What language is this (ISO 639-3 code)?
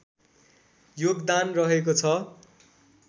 nep